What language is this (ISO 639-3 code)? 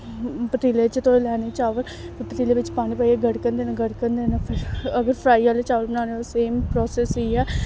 doi